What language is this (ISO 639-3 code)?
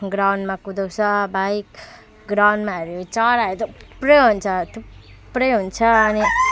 nep